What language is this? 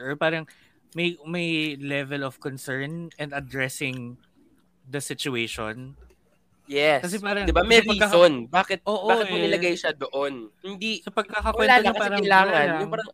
Filipino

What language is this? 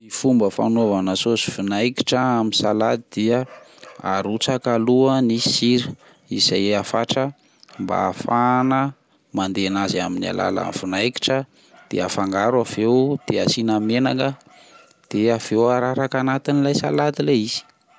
Malagasy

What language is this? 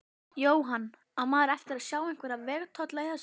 Icelandic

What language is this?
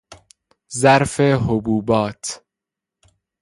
Persian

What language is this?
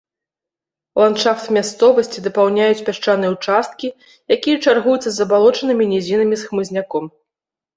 Belarusian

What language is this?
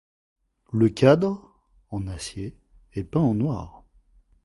French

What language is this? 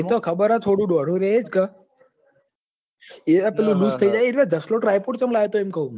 Gujarati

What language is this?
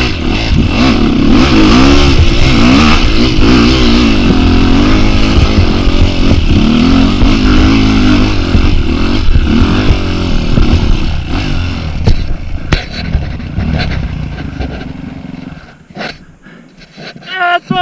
Portuguese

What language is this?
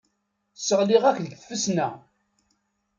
Kabyle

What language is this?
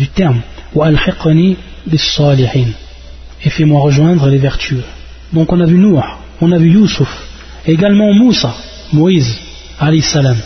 French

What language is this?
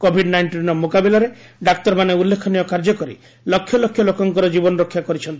Odia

